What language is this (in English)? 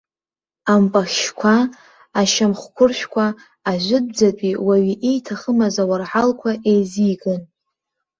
Abkhazian